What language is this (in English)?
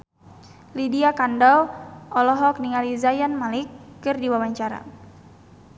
Sundanese